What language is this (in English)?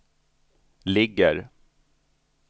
Swedish